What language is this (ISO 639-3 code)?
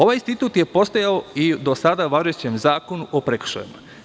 srp